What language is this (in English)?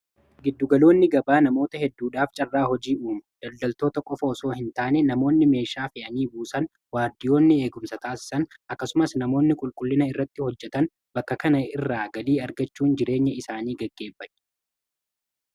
Oromo